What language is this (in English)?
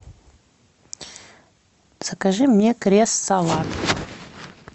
Russian